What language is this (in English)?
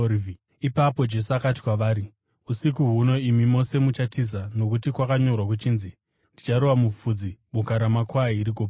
Shona